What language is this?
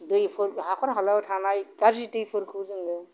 Bodo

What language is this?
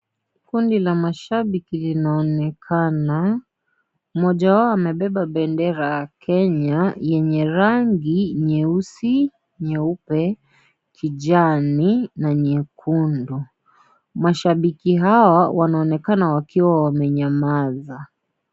Swahili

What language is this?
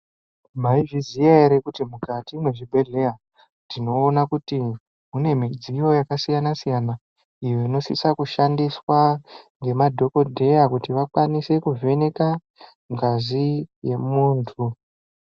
Ndau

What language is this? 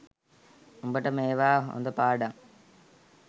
Sinhala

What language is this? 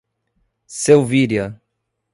Portuguese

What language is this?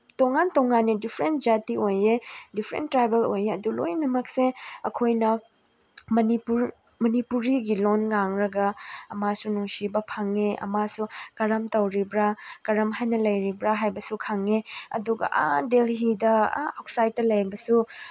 Manipuri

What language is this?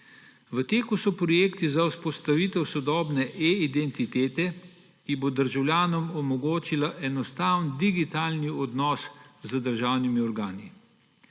Slovenian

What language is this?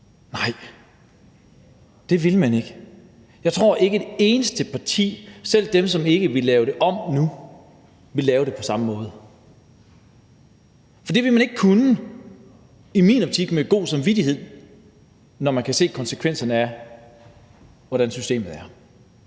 Danish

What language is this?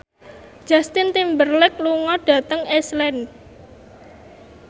Javanese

